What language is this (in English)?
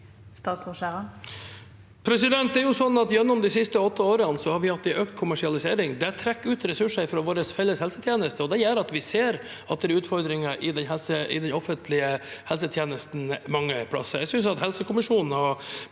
Norwegian